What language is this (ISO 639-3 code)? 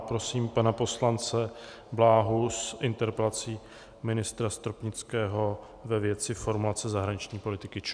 ces